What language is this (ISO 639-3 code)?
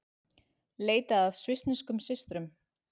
isl